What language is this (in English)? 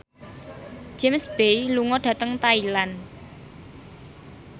Javanese